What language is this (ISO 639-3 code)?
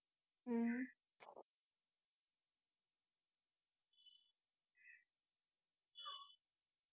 tam